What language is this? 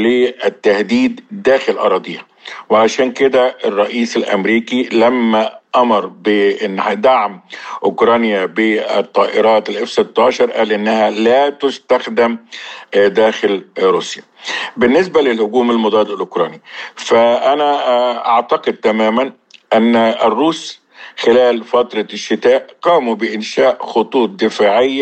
Arabic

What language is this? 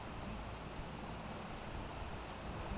Bhojpuri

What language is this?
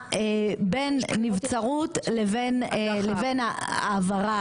Hebrew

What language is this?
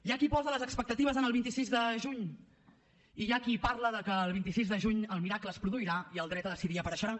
Catalan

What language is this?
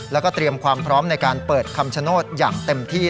Thai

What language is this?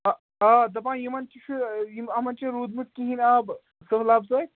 Kashmiri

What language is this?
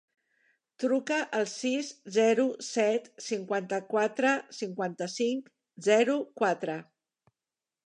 Catalan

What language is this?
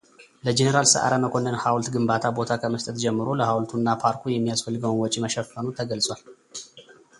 Amharic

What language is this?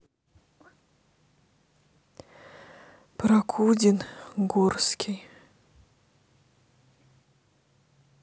Russian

